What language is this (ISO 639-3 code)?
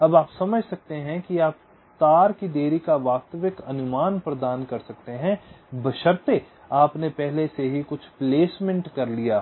hin